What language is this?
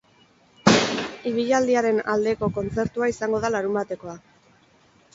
Basque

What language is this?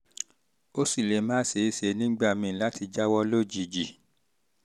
Yoruba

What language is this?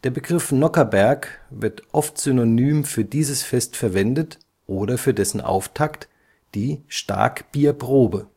German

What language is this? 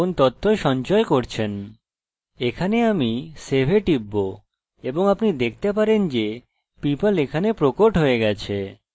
Bangla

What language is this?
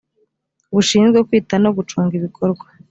Kinyarwanda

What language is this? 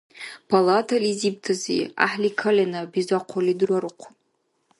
Dargwa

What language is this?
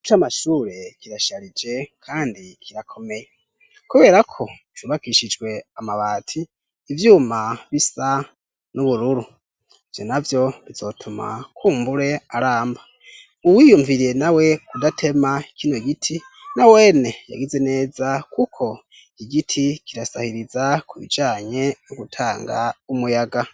Rundi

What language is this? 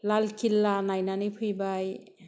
Bodo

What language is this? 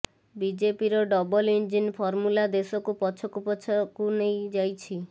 Odia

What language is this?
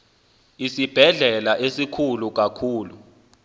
Xhosa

